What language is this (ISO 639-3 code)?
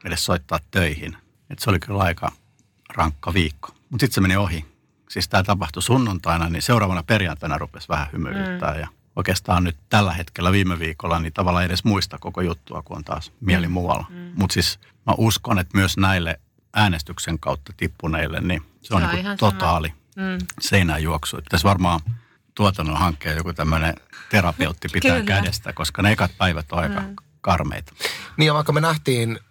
fin